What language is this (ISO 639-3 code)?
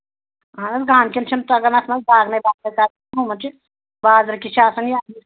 kas